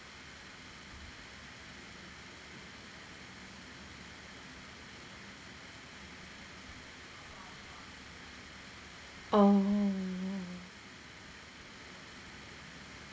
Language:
English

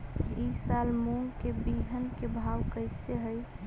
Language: Magahi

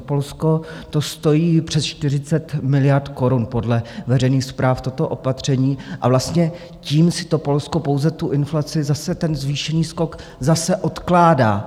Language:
Czech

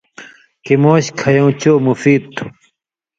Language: Indus Kohistani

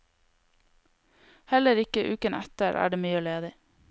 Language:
Norwegian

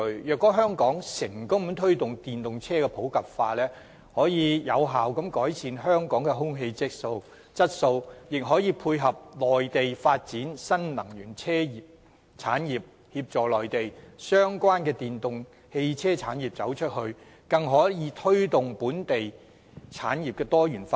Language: Cantonese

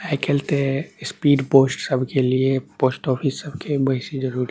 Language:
Maithili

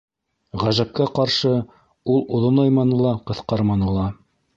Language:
Bashkir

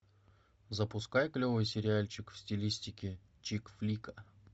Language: Russian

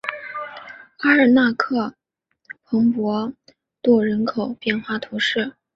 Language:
Chinese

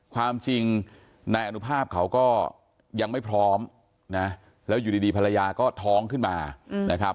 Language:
Thai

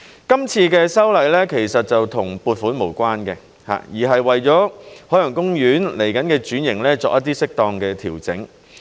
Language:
Cantonese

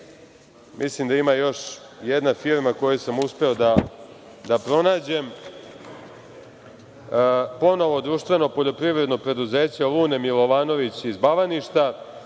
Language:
Serbian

